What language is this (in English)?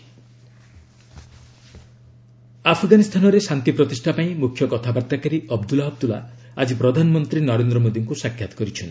Odia